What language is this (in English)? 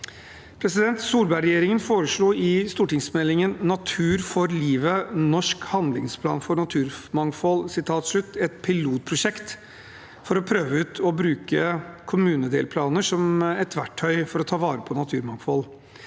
Norwegian